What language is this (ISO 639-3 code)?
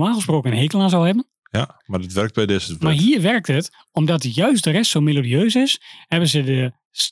nld